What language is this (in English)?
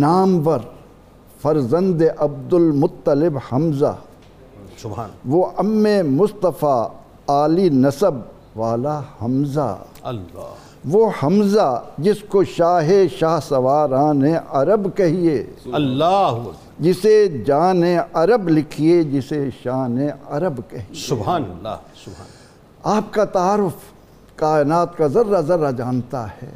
Urdu